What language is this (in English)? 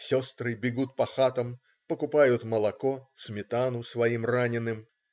Russian